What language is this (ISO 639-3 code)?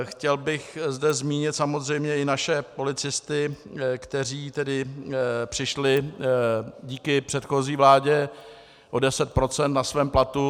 ces